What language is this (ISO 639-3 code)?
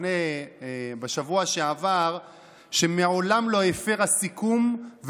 heb